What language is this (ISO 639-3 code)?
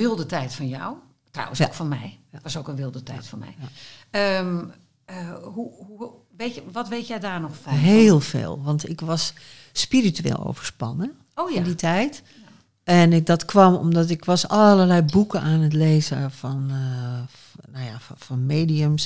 nld